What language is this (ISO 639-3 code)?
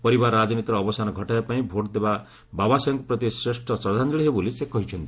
ori